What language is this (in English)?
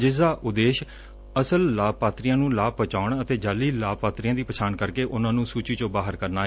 Punjabi